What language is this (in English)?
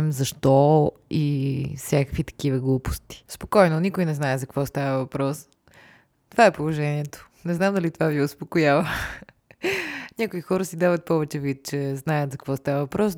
Bulgarian